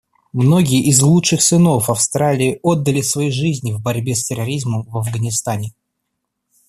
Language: Russian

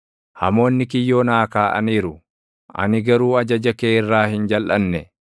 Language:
Oromo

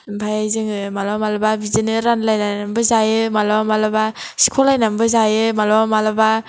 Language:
Bodo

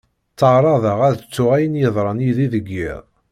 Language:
Kabyle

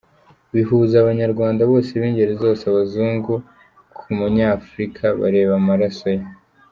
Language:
Kinyarwanda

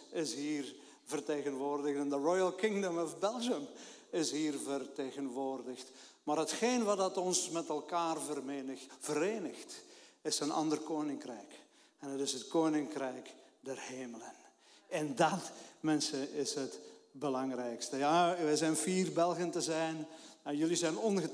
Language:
Dutch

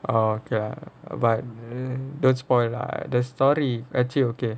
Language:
English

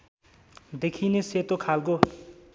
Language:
Nepali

